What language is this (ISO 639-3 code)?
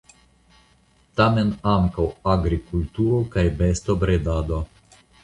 epo